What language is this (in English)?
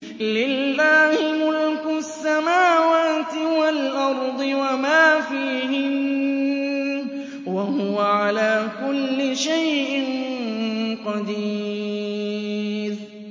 Arabic